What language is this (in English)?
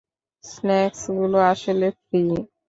Bangla